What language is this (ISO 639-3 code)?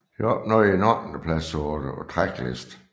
dan